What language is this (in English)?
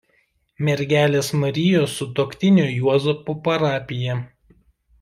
Lithuanian